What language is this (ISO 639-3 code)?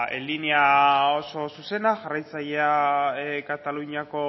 eus